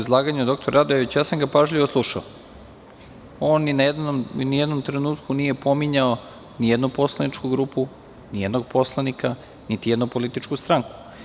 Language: Serbian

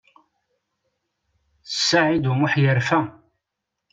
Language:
Kabyle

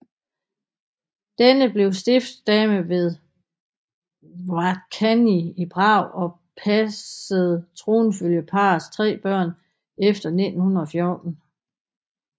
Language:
Danish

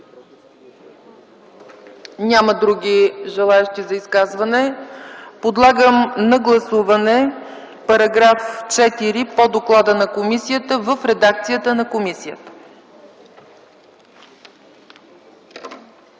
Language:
Bulgarian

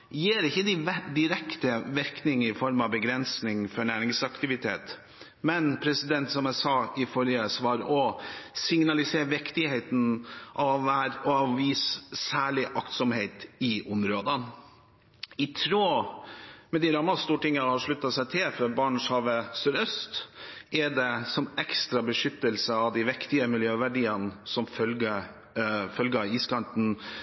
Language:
Norwegian Bokmål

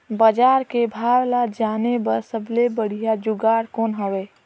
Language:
Chhattisgarhi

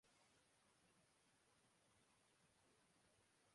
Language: Urdu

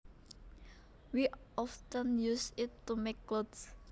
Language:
Javanese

